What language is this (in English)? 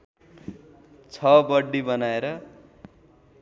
Nepali